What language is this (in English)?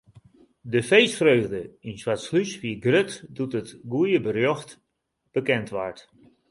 Western Frisian